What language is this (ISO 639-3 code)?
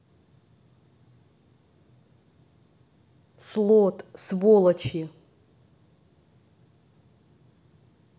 rus